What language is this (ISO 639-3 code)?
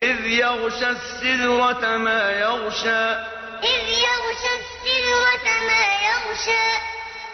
ara